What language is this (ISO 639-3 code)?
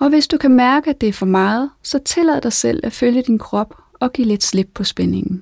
dan